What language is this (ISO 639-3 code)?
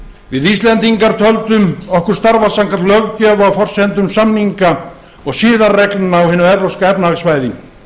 isl